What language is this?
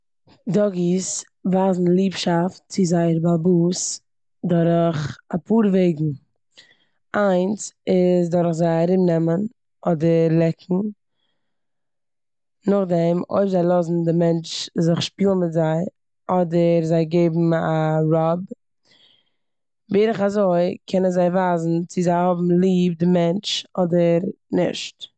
Yiddish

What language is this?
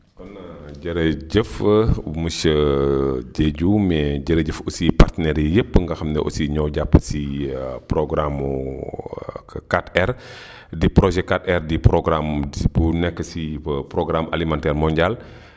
Wolof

